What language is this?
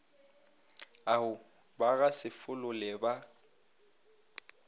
Northern Sotho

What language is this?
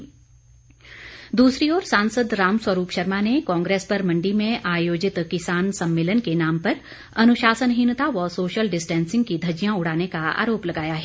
Hindi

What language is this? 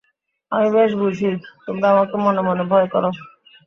Bangla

